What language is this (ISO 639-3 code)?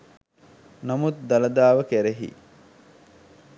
sin